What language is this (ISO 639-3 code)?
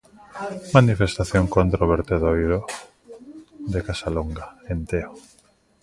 glg